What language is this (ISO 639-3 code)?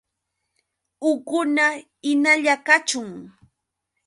qux